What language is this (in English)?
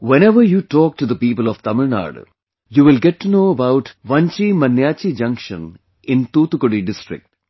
English